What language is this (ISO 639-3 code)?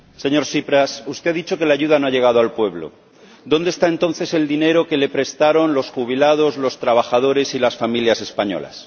spa